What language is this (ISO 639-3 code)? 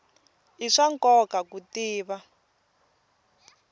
tso